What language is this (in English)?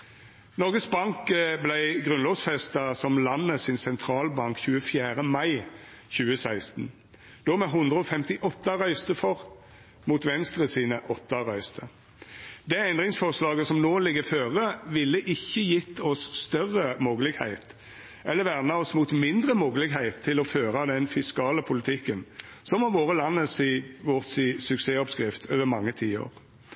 Norwegian Nynorsk